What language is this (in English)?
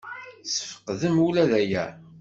Kabyle